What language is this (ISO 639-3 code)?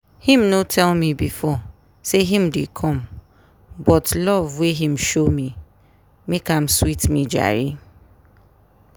pcm